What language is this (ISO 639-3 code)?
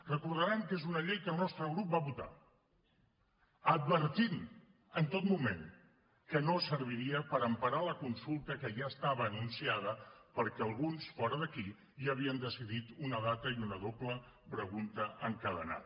cat